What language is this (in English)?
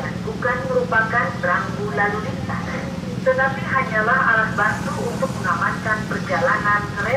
Indonesian